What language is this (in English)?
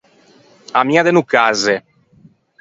Ligurian